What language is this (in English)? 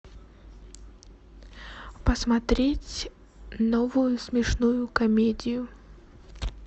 Russian